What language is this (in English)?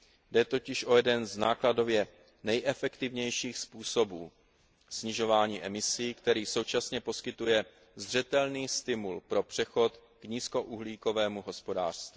Czech